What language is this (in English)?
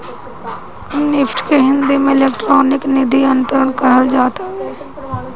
Bhojpuri